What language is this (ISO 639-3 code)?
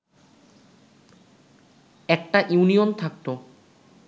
ben